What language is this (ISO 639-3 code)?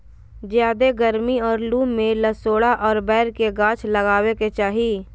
mag